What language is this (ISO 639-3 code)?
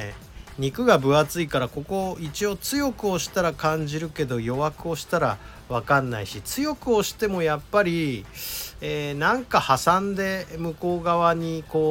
jpn